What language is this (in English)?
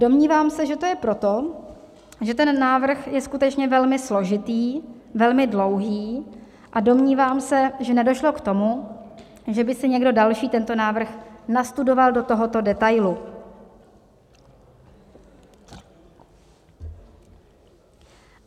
Czech